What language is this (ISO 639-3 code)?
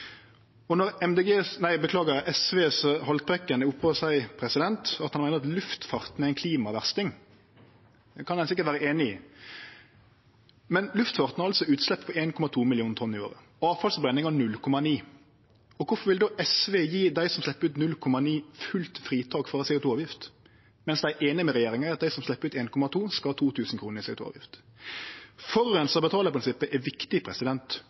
nno